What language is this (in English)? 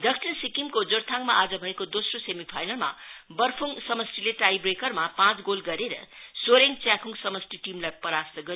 Nepali